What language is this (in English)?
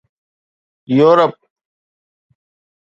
Sindhi